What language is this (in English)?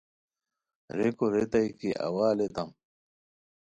Khowar